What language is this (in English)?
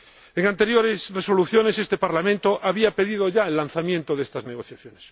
Spanish